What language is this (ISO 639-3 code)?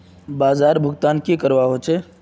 mag